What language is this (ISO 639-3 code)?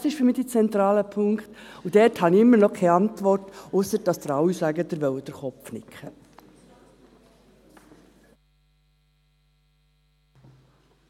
gsw